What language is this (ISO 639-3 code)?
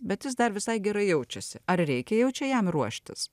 lit